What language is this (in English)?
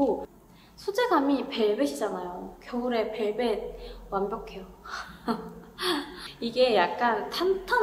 Korean